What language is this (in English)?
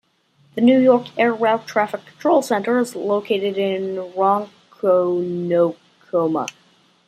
English